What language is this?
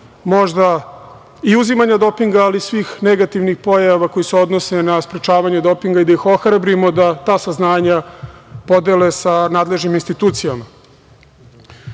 Serbian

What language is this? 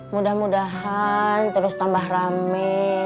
Indonesian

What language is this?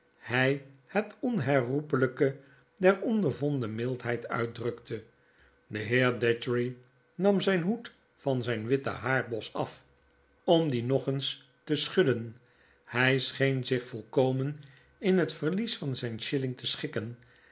Dutch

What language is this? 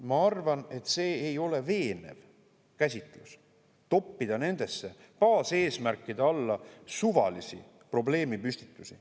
Estonian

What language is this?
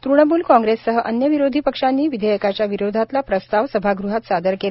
Marathi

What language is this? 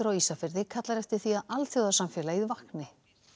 Icelandic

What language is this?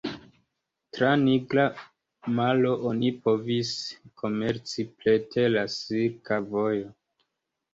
Esperanto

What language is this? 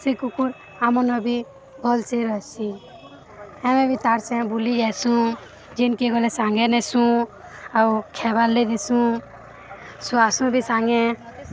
Odia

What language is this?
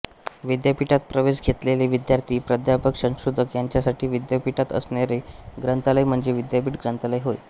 Marathi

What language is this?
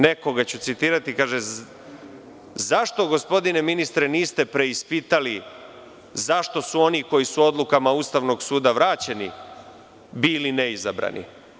Serbian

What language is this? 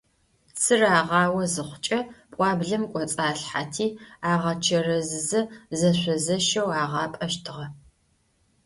Adyghe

